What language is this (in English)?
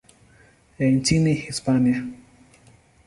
Swahili